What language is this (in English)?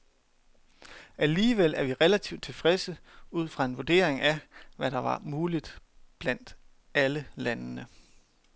Danish